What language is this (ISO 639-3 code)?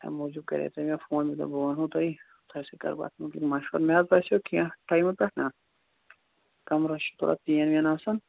kas